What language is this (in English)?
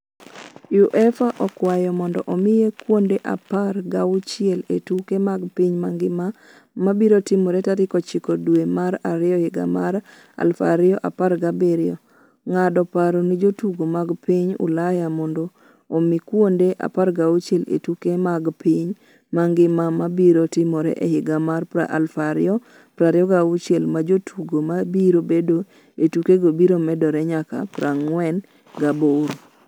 Luo (Kenya and Tanzania)